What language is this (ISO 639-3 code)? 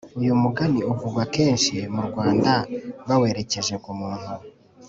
kin